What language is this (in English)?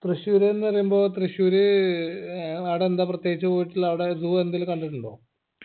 Malayalam